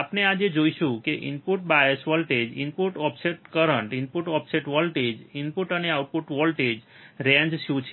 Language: Gujarati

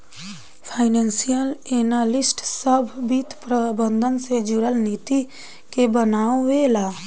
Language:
Bhojpuri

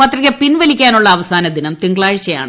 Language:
Malayalam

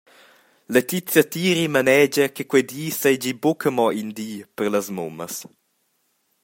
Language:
Romansh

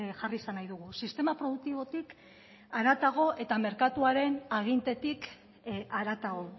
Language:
Basque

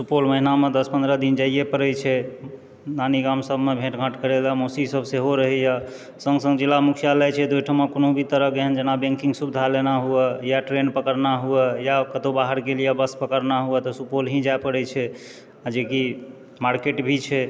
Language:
Maithili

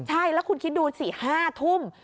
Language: Thai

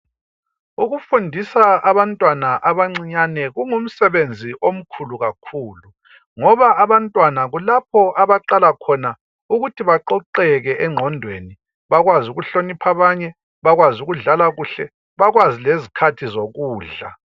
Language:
North Ndebele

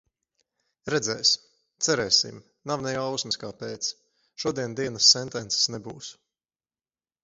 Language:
Latvian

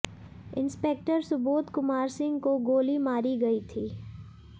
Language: Hindi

